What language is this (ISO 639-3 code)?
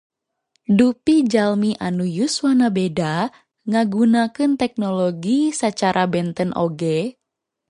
sun